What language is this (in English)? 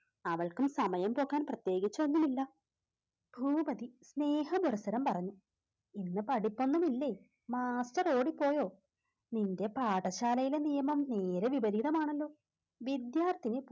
Malayalam